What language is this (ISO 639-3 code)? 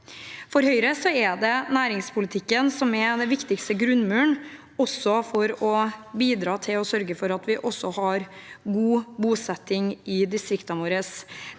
nor